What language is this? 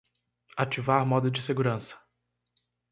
Portuguese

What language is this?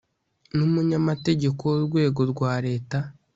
Kinyarwanda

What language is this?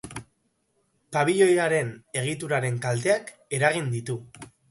Basque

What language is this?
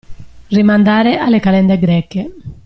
Italian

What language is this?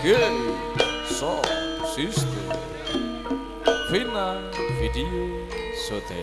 Indonesian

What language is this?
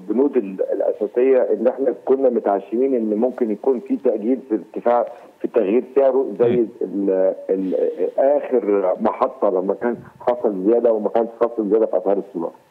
Arabic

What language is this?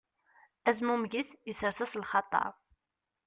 Kabyle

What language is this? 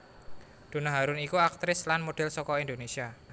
Javanese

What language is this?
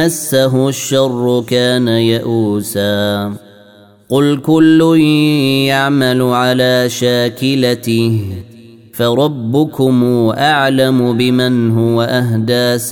Arabic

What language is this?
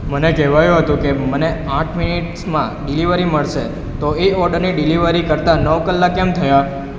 Gujarati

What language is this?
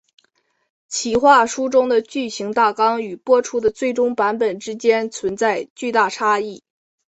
Chinese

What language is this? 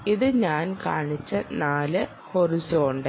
Malayalam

